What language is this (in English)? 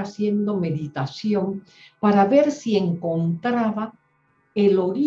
Spanish